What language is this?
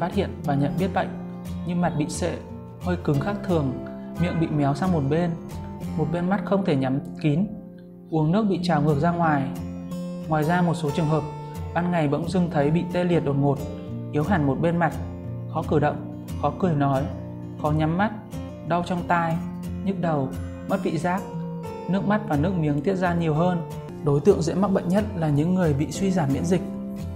Vietnamese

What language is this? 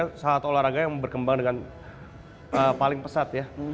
Indonesian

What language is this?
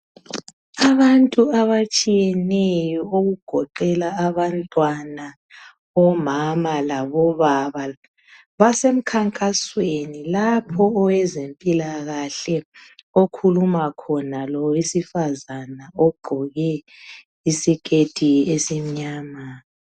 North Ndebele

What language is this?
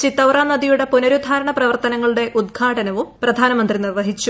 Malayalam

